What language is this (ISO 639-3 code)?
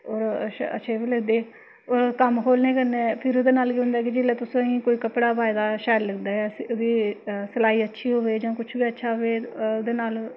doi